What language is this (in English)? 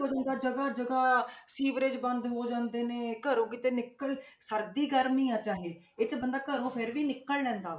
Punjabi